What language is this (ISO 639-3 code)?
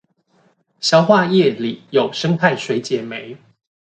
zho